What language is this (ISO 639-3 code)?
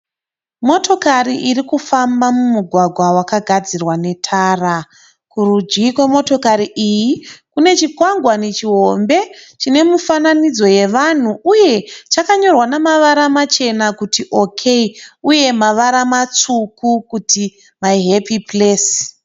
sna